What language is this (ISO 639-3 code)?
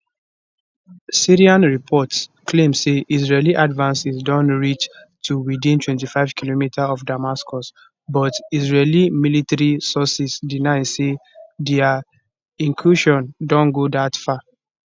pcm